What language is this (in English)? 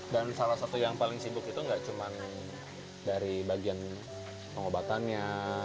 Indonesian